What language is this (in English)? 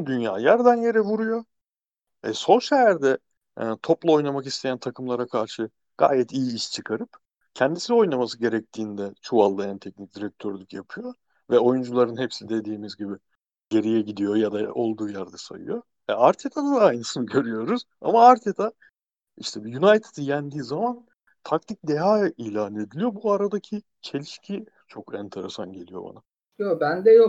Turkish